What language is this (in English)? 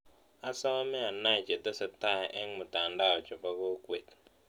Kalenjin